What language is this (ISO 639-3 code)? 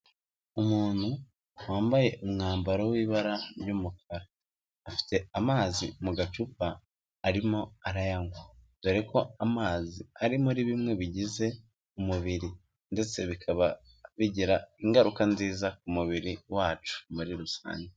kin